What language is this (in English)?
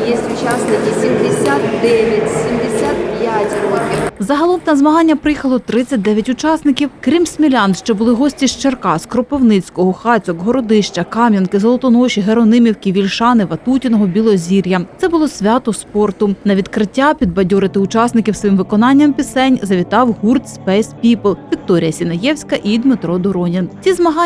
Ukrainian